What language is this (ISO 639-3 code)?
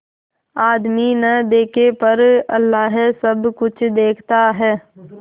hin